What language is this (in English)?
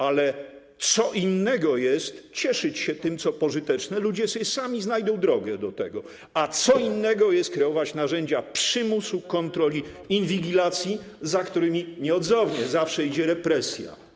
Polish